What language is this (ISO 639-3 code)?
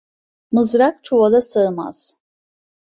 tur